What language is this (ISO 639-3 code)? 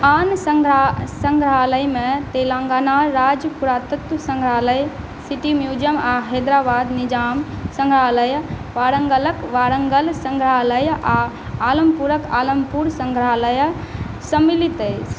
mai